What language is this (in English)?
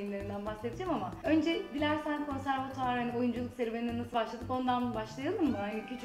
Turkish